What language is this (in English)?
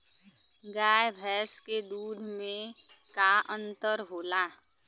Bhojpuri